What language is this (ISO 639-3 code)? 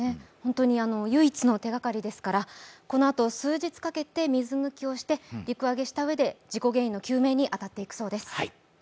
jpn